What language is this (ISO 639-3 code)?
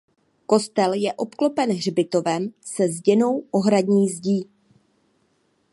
ces